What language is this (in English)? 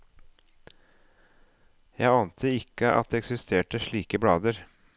Norwegian